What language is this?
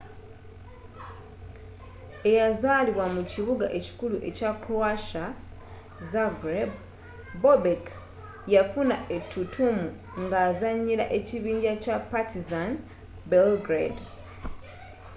Ganda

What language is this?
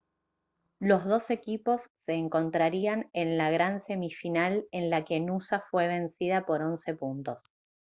Spanish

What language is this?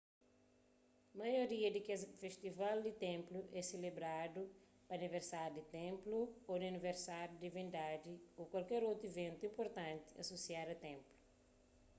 Kabuverdianu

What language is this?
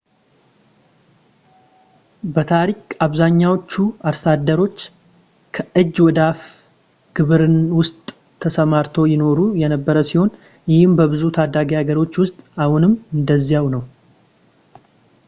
Amharic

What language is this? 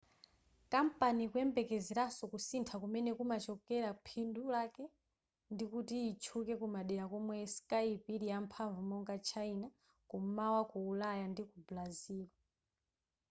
Nyanja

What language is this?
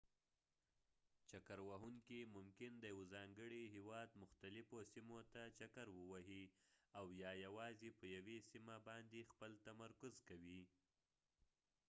Pashto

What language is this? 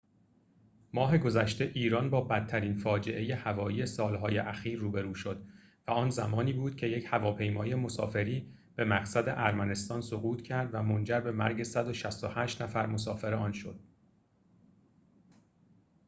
Persian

